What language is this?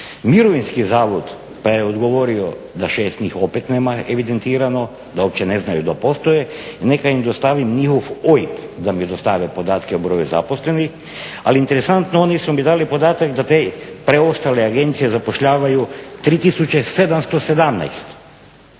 Croatian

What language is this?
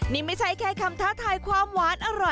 Thai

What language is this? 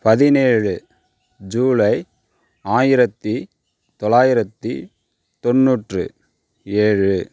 Tamil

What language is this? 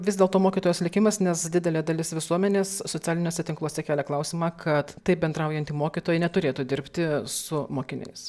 Lithuanian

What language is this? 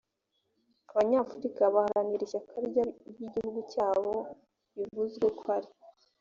Kinyarwanda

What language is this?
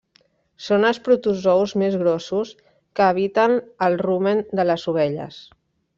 Catalan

